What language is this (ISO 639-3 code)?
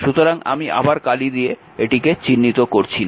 ben